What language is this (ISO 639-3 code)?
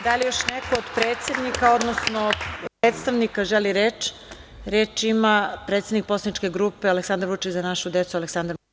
srp